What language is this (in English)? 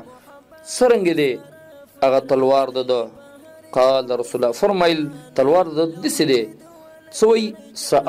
Arabic